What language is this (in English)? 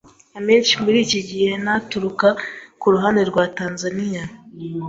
Kinyarwanda